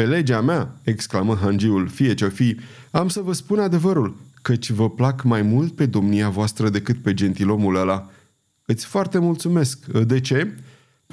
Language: Romanian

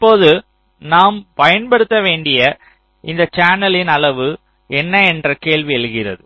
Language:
Tamil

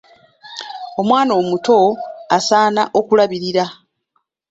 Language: Ganda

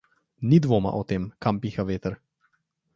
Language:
Slovenian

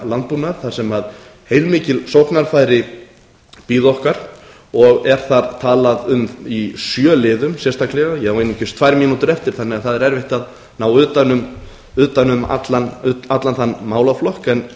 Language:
Icelandic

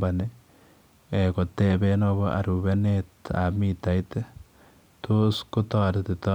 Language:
Kalenjin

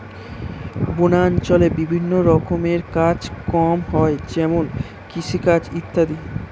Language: Bangla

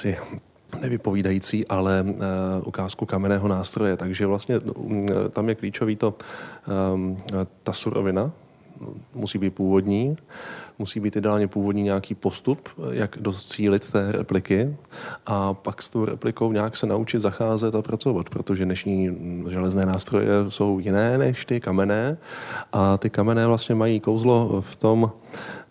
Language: Czech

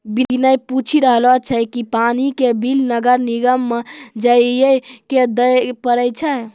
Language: Maithili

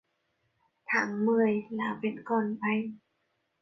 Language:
Vietnamese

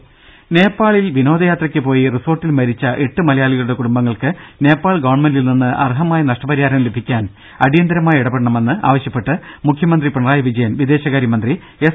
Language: Malayalam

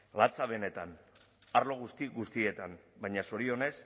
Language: Basque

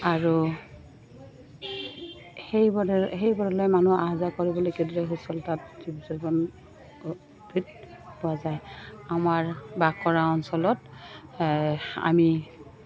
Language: Assamese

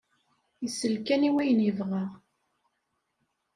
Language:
Kabyle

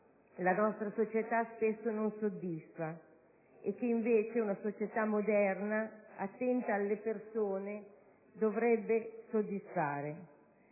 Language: Italian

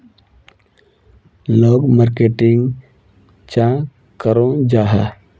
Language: Magahi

